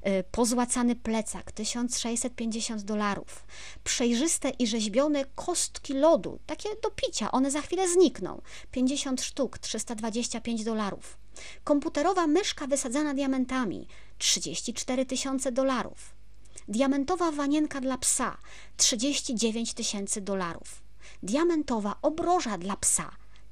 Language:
Polish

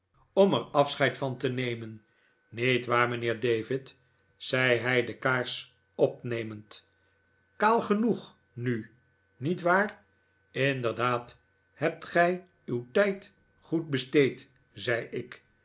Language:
Dutch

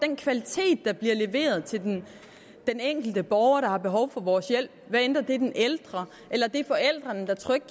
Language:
Danish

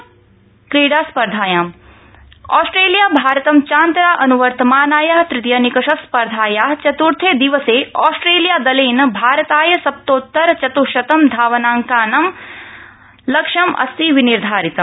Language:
Sanskrit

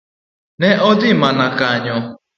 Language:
Luo (Kenya and Tanzania)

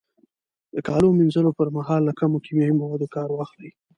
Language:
Pashto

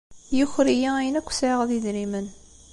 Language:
Kabyle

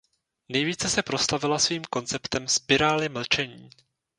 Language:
Czech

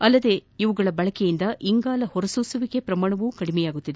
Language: Kannada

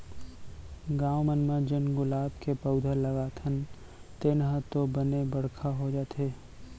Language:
Chhattisgarhi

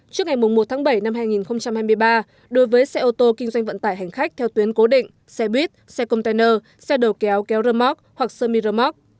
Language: Vietnamese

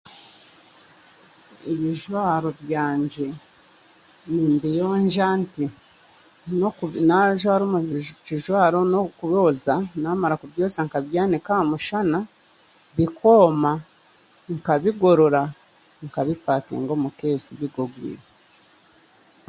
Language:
Chiga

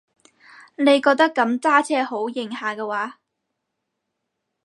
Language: Cantonese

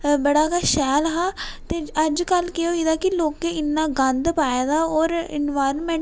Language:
Dogri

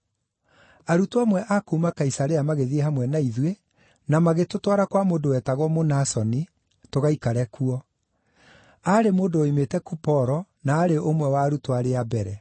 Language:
Kikuyu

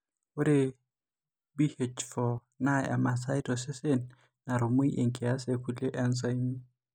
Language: Masai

